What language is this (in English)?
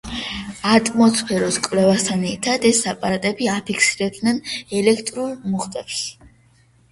Georgian